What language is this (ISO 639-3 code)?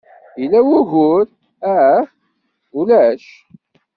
kab